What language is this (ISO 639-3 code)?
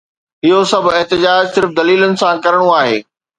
snd